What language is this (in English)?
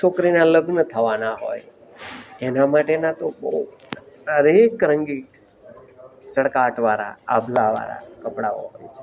Gujarati